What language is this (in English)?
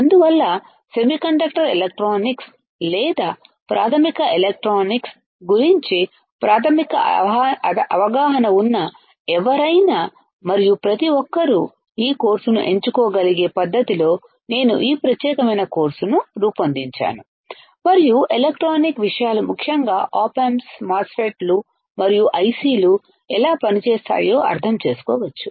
Telugu